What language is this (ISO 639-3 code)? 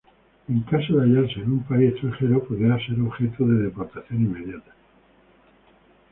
spa